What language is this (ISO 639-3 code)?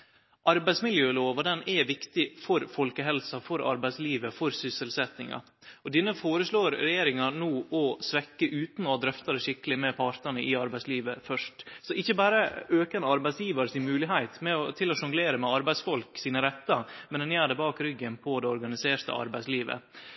nno